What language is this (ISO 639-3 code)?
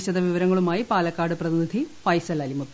mal